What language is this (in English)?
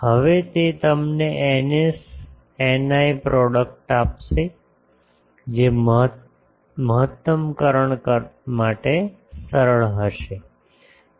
Gujarati